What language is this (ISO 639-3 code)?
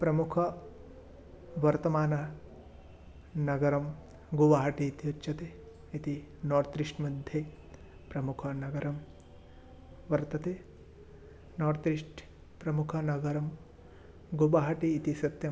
san